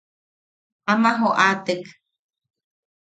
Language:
Yaqui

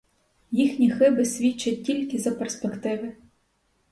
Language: Ukrainian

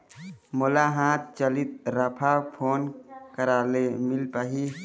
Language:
Chhattisgarhi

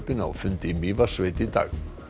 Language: Icelandic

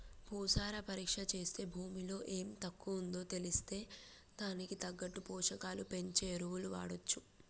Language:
Telugu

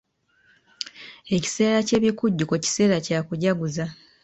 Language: Ganda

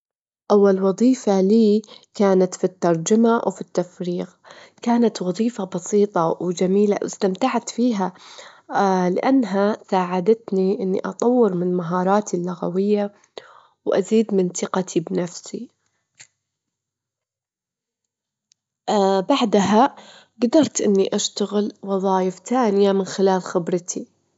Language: Gulf Arabic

